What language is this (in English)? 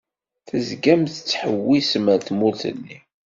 Kabyle